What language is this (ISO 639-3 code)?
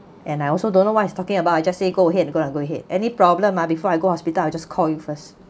eng